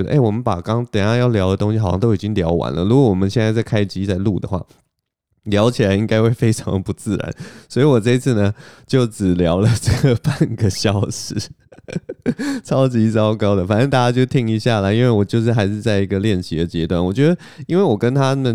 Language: Chinese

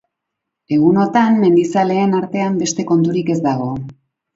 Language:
Basque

